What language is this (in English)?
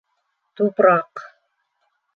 Bashkir